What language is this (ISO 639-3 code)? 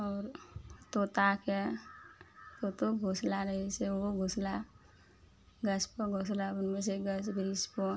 mai